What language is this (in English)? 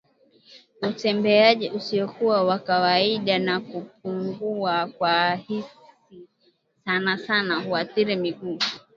Swahili